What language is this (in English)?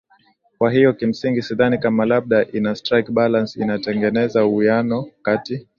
Swahili